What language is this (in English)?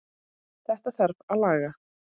Icelandic